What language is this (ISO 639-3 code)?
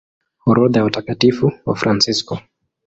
swa